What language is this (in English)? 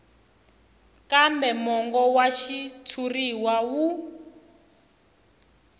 Tsonga